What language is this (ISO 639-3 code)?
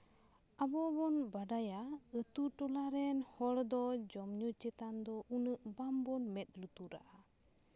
sat